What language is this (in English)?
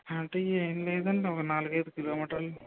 Telugu